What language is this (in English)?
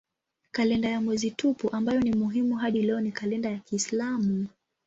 Swahili